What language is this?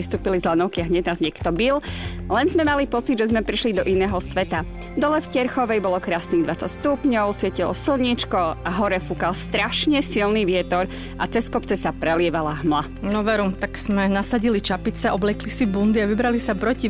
Slovak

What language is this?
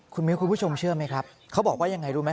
Thai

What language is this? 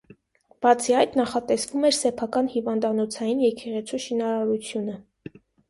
Armenian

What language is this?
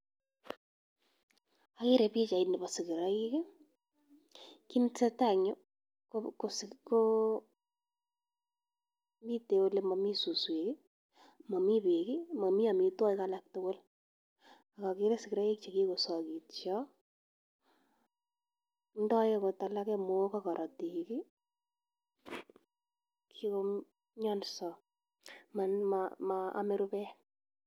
Kalenjin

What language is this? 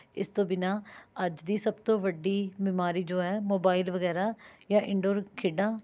Punjabi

